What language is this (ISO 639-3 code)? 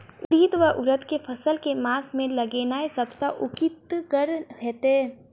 mai